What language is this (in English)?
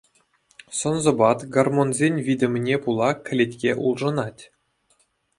Chuvash